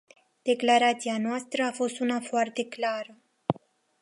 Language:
Romanian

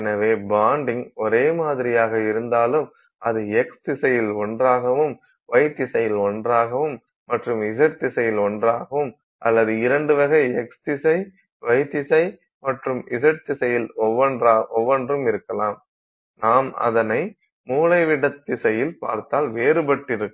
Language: Tamil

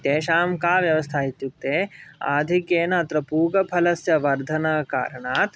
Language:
Sanskrit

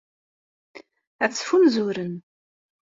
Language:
Kabyle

